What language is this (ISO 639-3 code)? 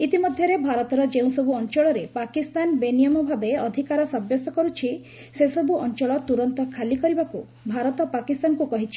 ori